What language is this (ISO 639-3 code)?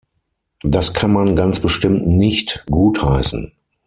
deu